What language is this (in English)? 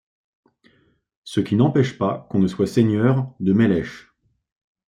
French